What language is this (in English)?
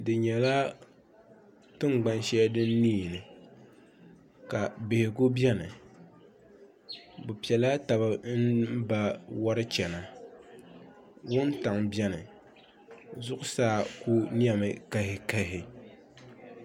Dagbani